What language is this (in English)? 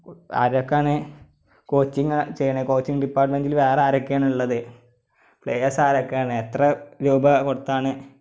Malayalam